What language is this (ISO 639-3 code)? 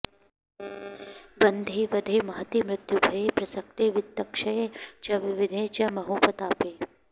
san